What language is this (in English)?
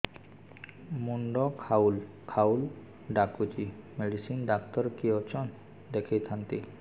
Odia